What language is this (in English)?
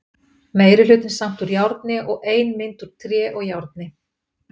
Icelandic